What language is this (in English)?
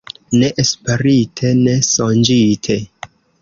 Esperanto